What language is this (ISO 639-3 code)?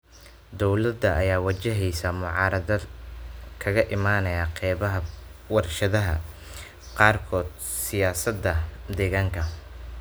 som